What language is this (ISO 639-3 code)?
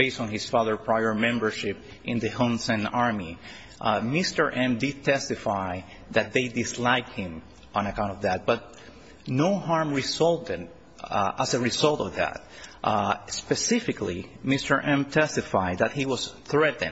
eng